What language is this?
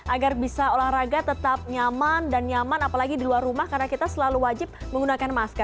Indonesian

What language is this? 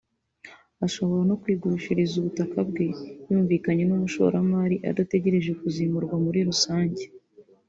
Kinyarwanda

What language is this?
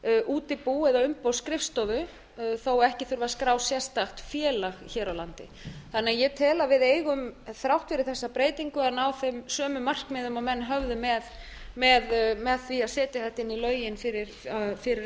Icelandic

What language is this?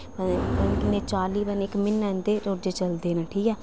Dogri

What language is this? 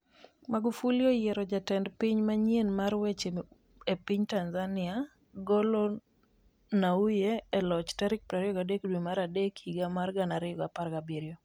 Luo (Kenya and Tanzania)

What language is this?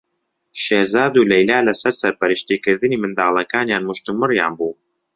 Central Kurdish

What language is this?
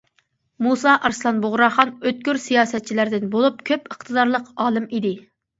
Uyghur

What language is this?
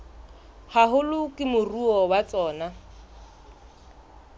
Southern Sotho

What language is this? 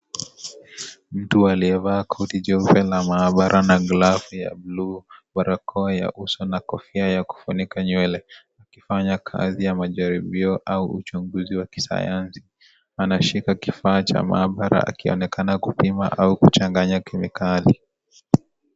Swahili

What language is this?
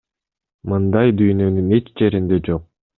Kyrgyz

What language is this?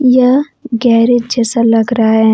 Hindi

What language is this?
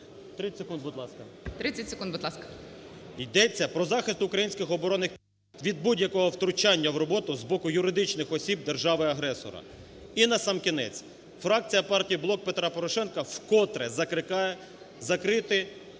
Ukrainian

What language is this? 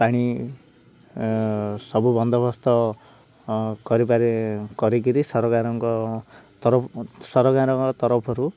Odia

